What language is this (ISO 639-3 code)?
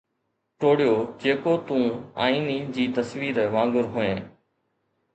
snd